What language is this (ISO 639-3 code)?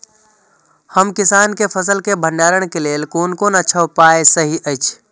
mai